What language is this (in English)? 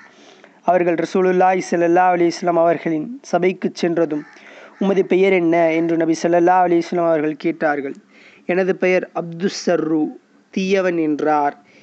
Tamil